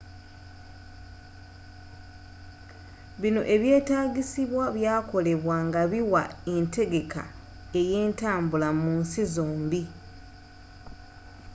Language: Ganda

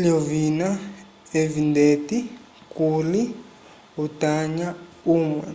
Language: Umbundu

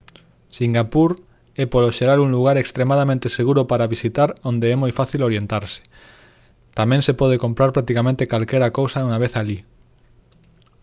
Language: Galician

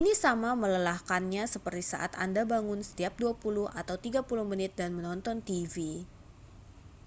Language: Indonesian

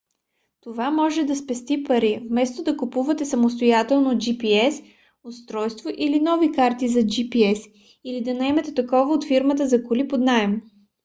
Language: Bulgarian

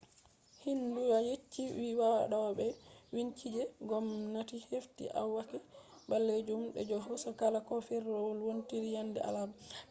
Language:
Fula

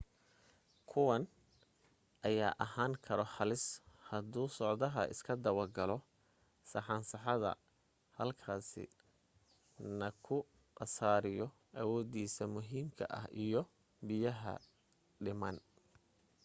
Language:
Somali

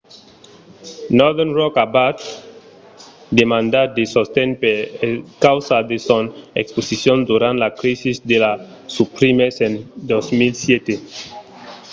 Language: Occitan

